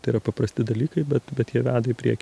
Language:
Lithuanian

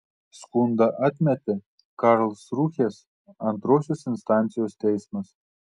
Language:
Lithuanian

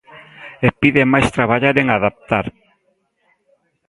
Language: Galician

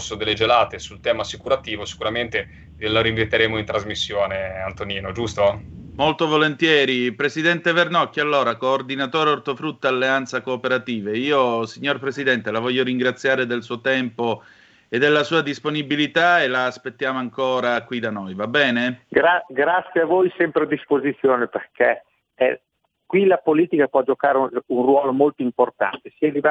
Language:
Italian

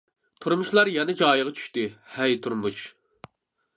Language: Uyghur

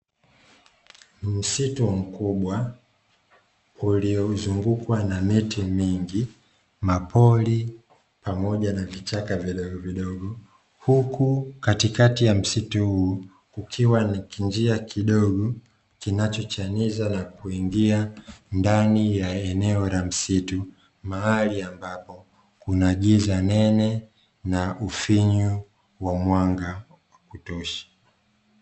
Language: Swahili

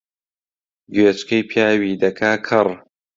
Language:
Central Kurdish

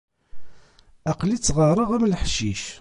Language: Kabyle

